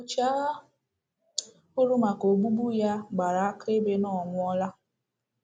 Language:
Igbo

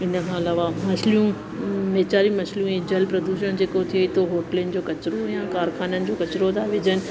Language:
Sindhi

